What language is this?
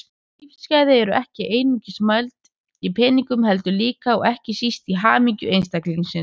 Icelandic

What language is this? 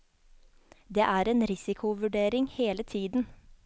Norwegian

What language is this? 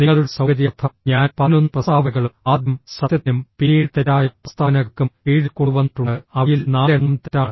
Malayalam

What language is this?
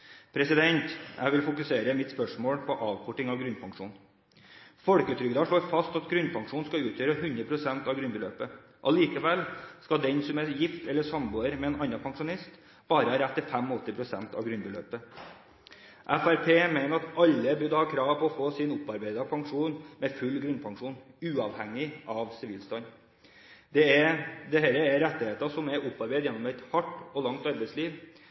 Norwegian Bokmål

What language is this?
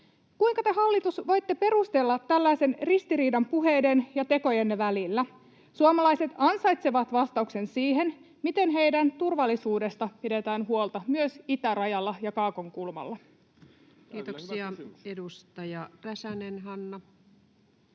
Finnish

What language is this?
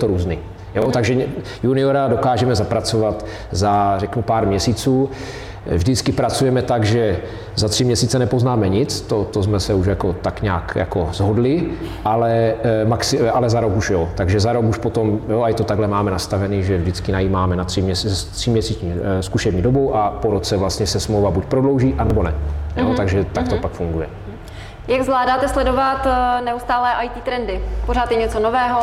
Czech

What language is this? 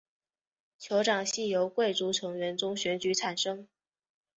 Chinese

